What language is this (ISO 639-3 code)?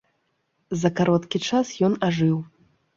bel